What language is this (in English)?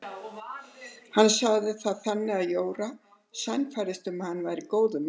Icelandic